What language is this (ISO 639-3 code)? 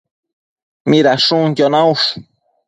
mcf